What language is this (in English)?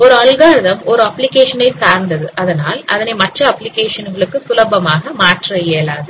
Tamil